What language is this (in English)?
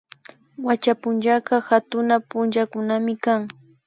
Imbabura Highland Quichua